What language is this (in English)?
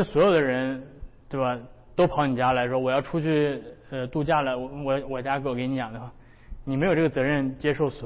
Chinese